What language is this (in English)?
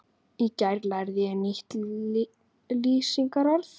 Icelandic